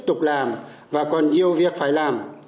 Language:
Vietnamese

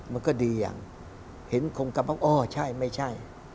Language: Thai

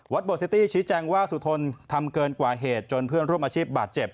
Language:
Thai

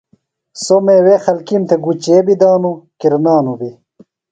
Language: Phalura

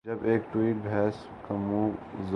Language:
Urdu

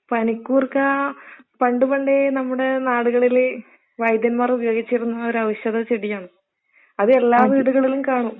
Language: Malayalam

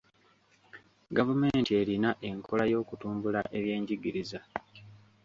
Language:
Ganda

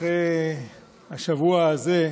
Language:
Hebrew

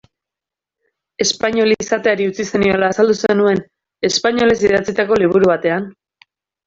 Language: Basque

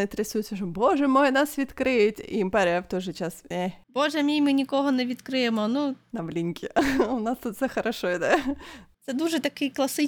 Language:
Ukrainian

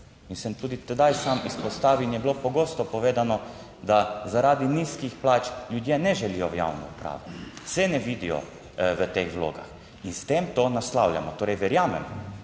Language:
Slovenian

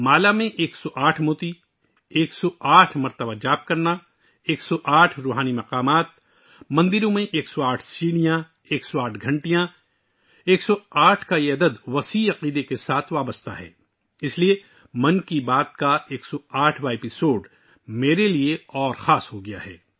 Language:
Urdu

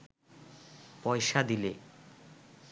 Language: Bangla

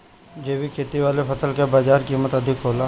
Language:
Bhojpuri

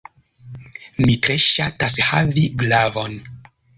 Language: Esperanto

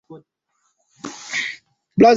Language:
Swahili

